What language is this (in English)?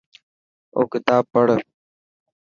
Dhatki